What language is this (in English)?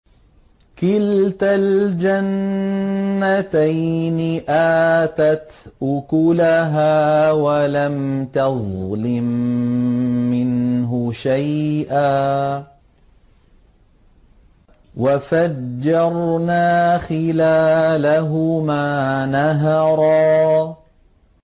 Arabic